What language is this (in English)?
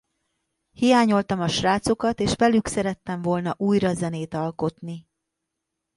Hungarian